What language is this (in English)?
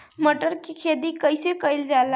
Bhojpuri